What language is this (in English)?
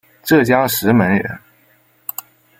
Chinese